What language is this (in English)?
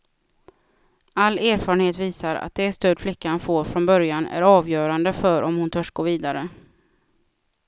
Swedish